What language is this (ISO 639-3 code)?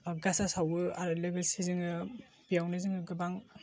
brx